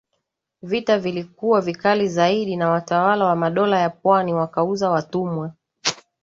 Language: Swahili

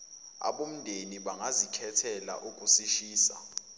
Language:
Zulu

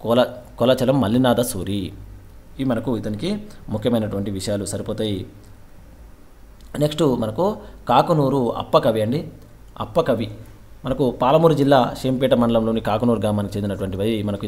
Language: Indonesian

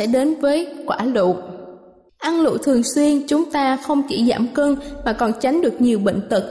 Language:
Vietnamese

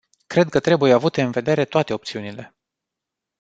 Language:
Romanian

